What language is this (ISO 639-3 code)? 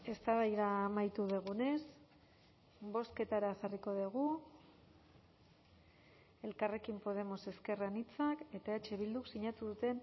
eus